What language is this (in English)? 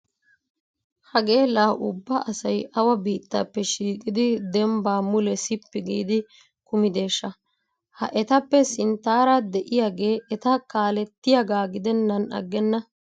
Wolaytta